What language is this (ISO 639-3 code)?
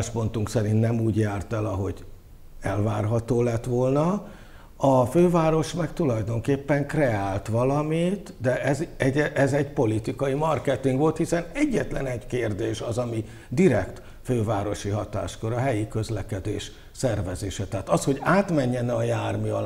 hun